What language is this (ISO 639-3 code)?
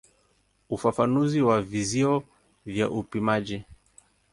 swa